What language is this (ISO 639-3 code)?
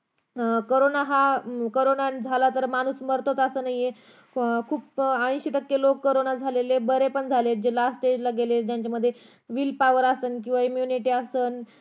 mar